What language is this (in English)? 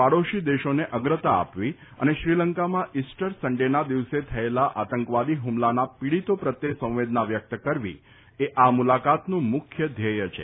Gujarati